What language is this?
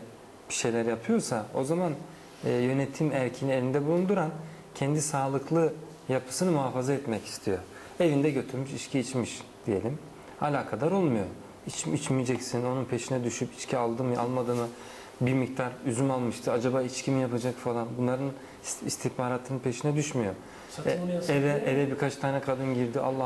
Turkish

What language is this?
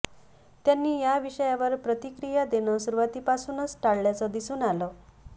Marathi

